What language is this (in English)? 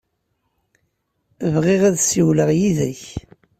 Kabyle